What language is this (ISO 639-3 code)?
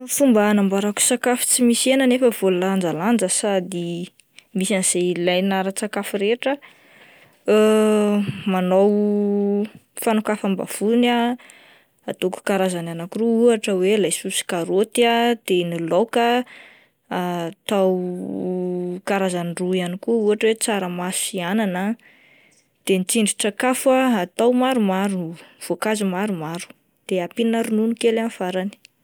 mlg